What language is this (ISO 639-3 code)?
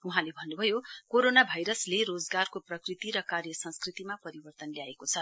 nep